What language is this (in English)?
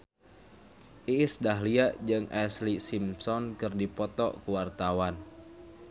Sundanese